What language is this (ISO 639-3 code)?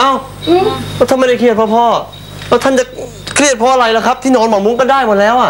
tha